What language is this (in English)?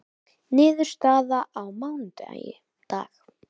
Icelandic